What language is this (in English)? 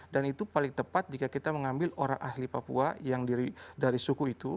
Indonesian